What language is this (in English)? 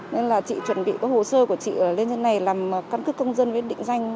Vietnamese